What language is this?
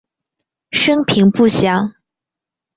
Chinese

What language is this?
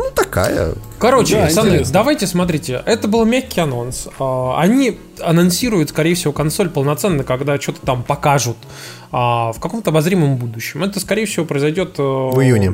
Russian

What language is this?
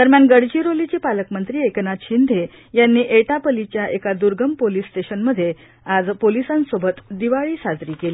Marathi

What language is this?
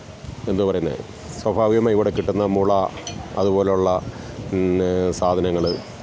Malayalam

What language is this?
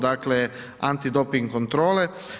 Croatian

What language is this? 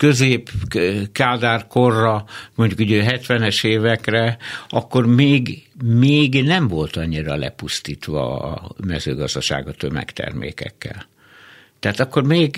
Hungarian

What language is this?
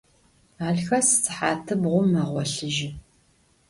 Adyghe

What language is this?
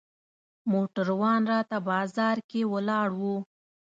Pashto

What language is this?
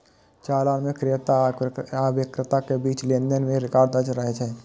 Maithili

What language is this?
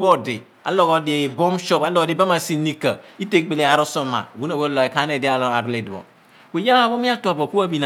Abua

